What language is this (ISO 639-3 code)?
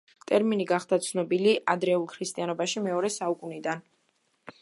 kat